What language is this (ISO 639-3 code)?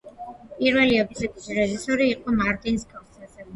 kat